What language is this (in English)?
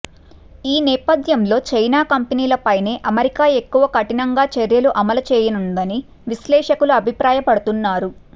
Telugu